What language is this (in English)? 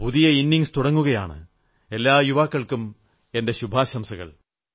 Malayalam